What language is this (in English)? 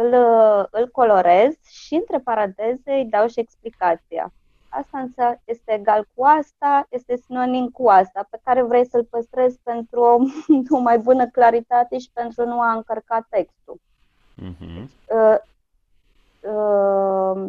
Romanian